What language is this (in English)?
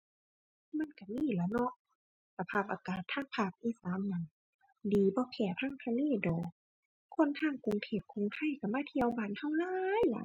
Thai